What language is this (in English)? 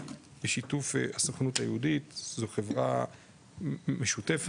Hebrew